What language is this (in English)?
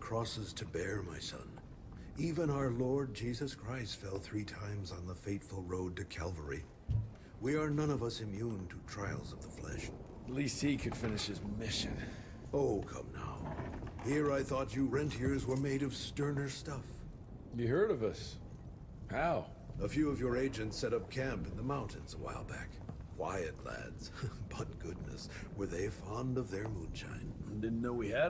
Polish